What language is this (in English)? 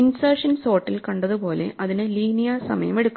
Malayalam